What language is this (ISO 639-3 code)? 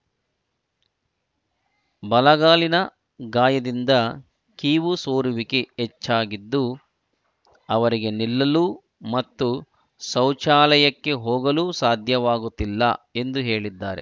kan